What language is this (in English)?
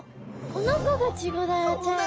Japanese